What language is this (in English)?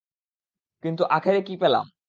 Bangla